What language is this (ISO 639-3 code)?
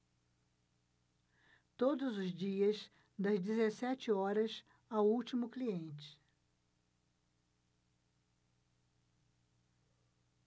por